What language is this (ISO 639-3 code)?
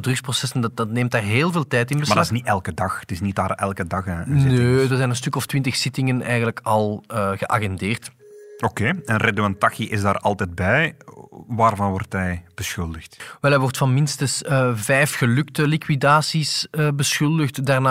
nld